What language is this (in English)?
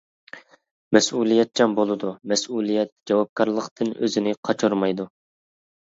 Uyghur